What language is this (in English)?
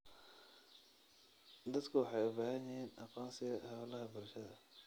Somali